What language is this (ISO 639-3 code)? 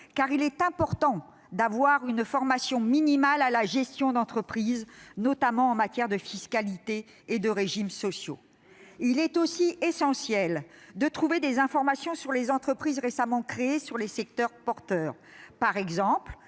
fra